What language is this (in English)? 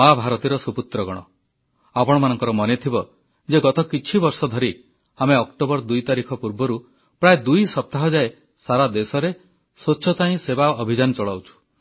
Odia